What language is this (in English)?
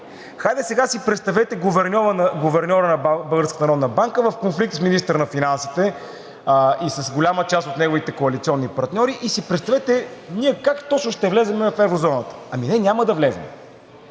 Bulgarian